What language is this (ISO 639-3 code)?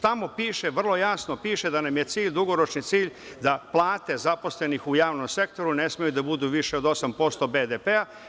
srp